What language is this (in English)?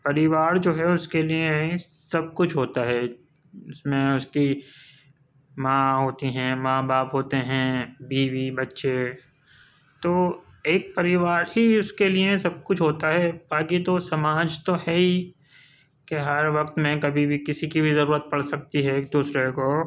Urdu